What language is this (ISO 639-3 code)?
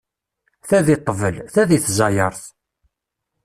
kab